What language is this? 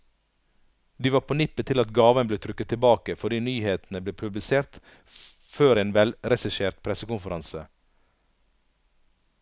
Norwegian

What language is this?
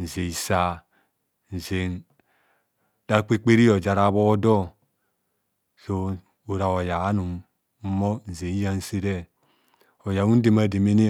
Kohumono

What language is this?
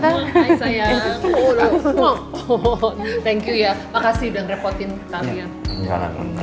Indonesian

